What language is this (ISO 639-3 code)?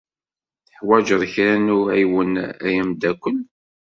kab